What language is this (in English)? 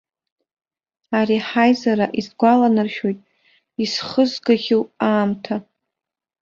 Abkhazian